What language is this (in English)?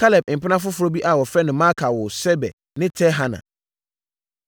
Akan